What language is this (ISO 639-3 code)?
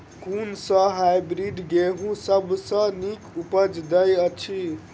mai